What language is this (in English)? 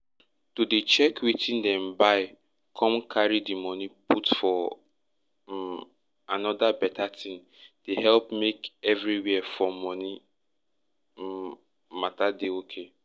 Nigerian Pidgin